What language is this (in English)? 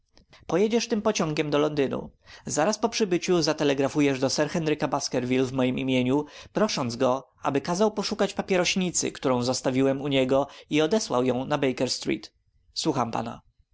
Polish